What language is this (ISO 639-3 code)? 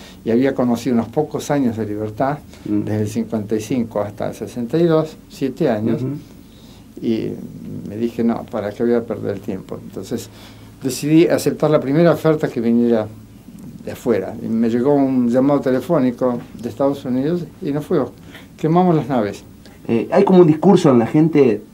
spa